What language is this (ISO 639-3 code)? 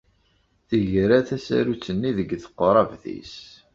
kab